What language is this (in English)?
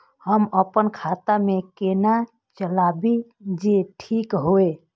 Maithili